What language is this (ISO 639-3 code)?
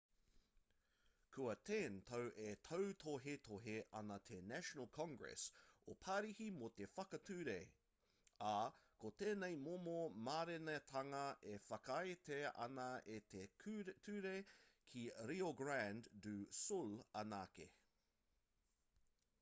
mri